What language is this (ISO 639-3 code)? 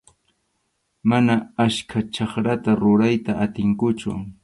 qxu